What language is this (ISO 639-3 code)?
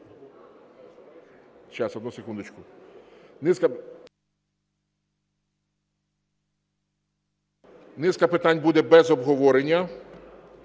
ukr